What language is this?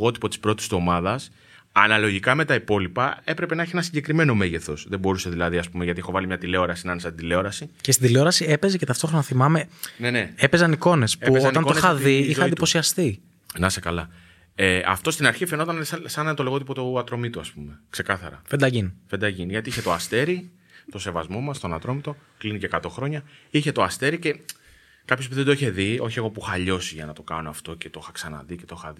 Greek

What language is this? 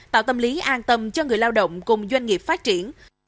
Vietnamese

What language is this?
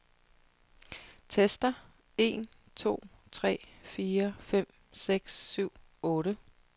Danish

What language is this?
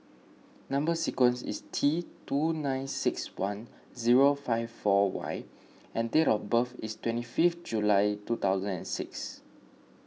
English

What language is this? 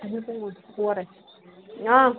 Kashmiri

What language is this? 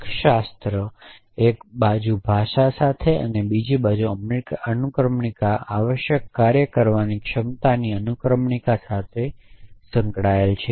Gujarati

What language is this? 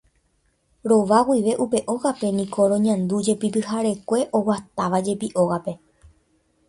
Guarani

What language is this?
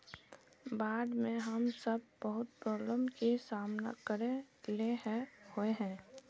Magahi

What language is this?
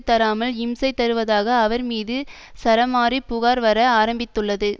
Tamil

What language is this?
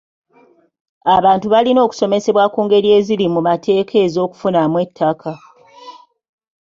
Ganda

